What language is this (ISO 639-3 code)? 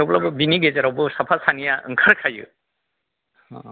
brx